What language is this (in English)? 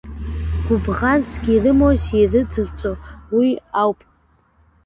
Abkhazian